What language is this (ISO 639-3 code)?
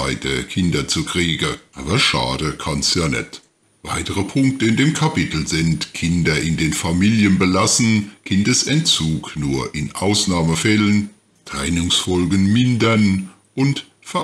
deu